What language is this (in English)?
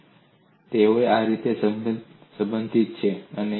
Gujarati